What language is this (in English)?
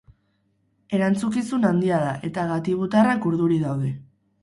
Basque